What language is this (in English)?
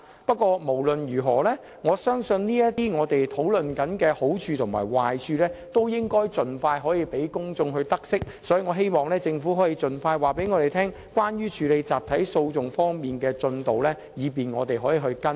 Cantonese